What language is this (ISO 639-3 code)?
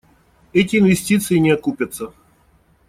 rus